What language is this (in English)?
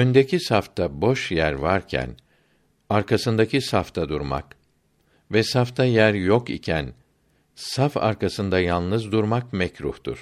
Turkish